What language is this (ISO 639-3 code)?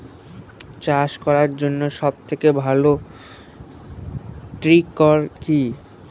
ben